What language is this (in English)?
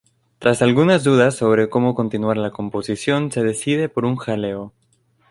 Spanish